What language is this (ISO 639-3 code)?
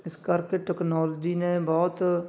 pan